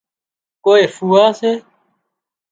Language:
Wadiyara Koli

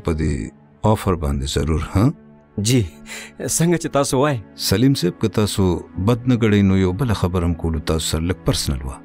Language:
Arabic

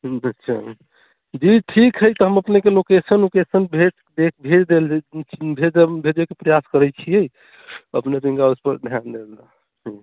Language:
Maithili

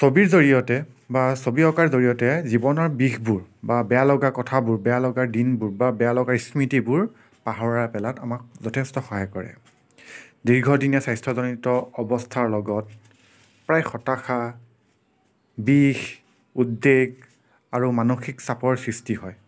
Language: Assamese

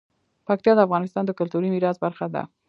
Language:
Pashto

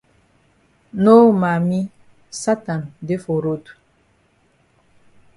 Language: Cameroon Pidgin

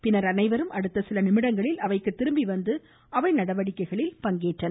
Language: Tamil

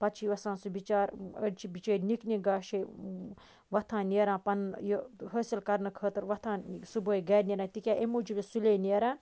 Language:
Kashmiri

